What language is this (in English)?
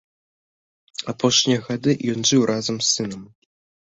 Belarusian